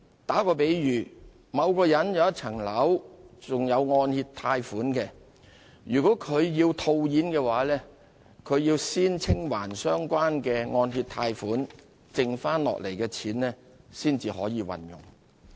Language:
Cantonese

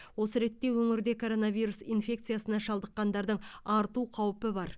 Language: Kazakh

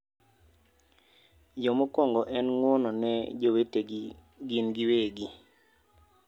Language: Luo (Kenya and Tanzania)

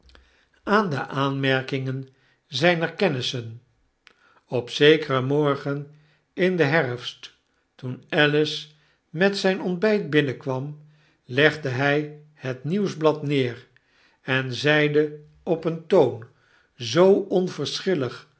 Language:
Dutch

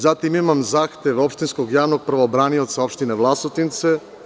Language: Serbian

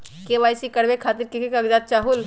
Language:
Magahi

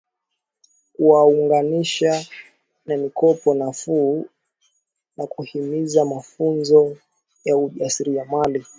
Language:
Swahili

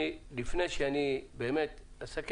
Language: Hebrew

